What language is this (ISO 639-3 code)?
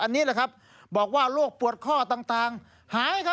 tha